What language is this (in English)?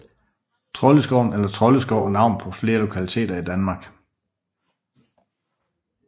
Danish